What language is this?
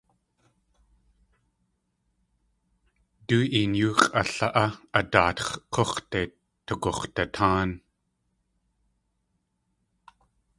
Tlingit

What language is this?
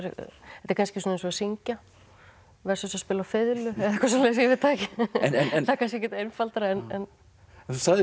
Icelandic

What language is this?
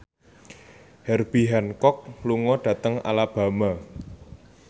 Javanese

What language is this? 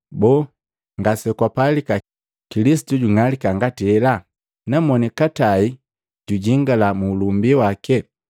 Matengo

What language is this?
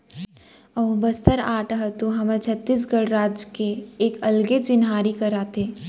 Chhattisgarhi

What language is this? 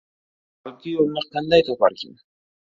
Uzbek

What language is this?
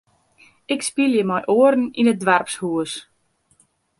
Western Frisian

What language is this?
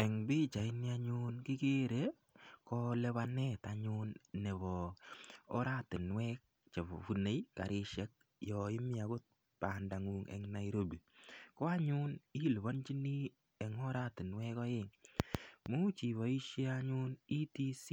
Kalenjin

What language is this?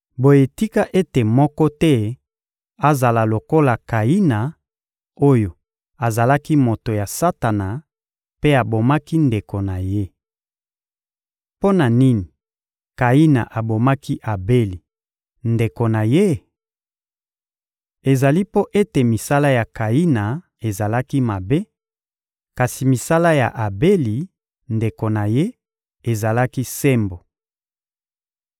Lingala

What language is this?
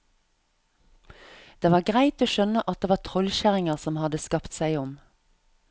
Norwegian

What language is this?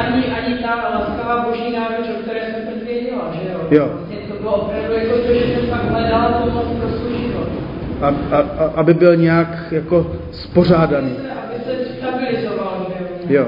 Czech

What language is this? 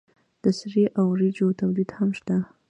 Pashto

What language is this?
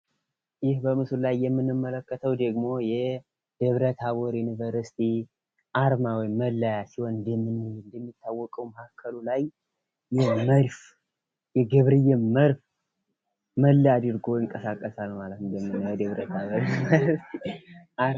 Amharic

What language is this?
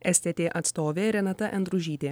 Lithuanian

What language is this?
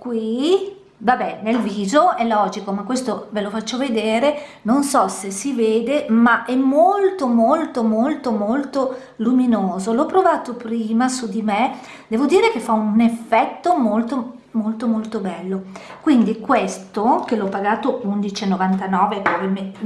Italian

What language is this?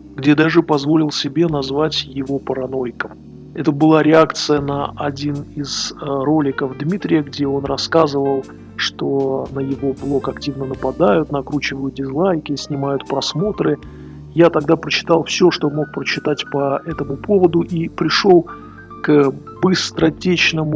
Russian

